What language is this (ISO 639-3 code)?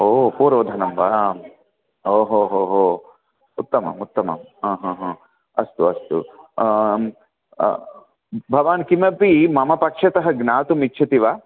san